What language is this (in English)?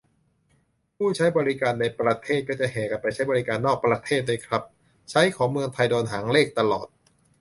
Thai